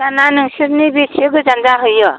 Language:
Bodo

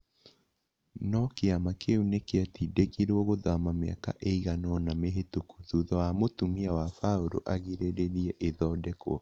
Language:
Kikuyu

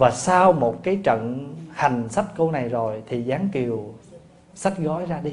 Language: Vietnamese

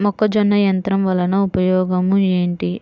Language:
Telugu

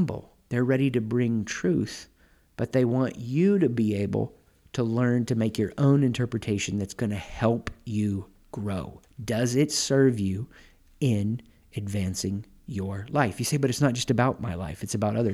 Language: English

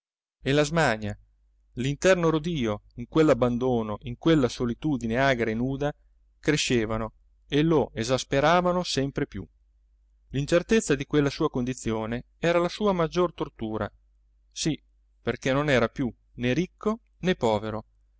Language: Italian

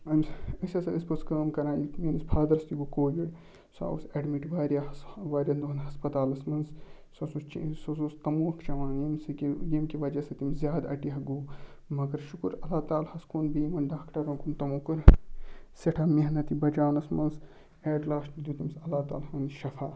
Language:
Kashmiri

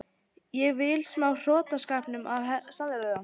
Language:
Icelandic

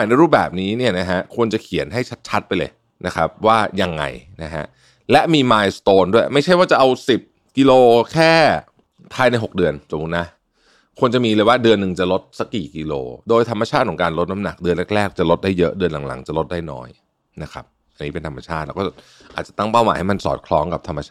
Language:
Thai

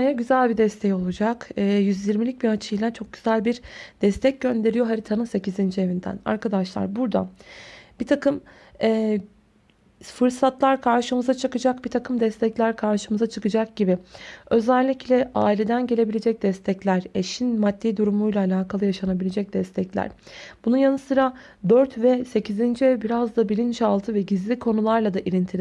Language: Turkish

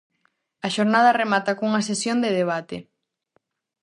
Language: Galician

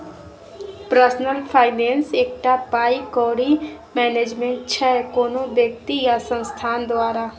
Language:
Maithili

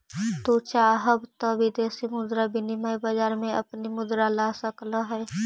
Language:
Magahi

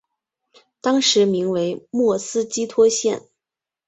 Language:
Chinese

